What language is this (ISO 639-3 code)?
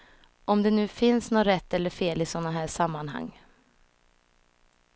swe